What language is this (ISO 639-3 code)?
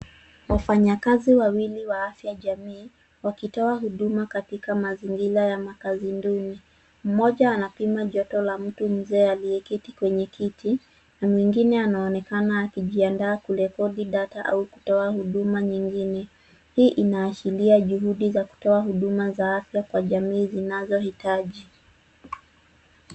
swa